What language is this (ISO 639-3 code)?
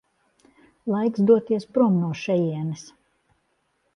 lav